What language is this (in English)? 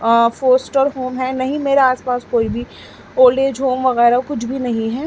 Urdu